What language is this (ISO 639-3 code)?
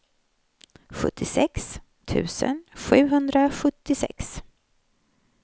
swe